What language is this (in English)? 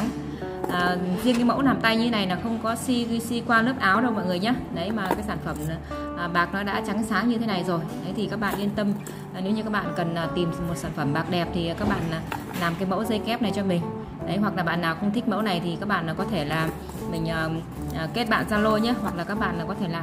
Vietnamese